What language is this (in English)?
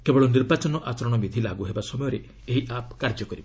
Odia